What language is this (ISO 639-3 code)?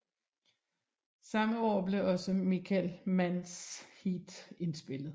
dan